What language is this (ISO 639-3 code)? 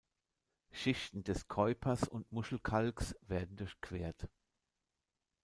deu